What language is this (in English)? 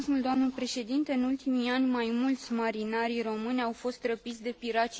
Romanian